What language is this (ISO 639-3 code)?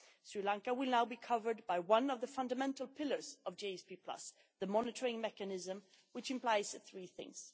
eng